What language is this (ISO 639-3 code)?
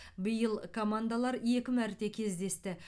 kaz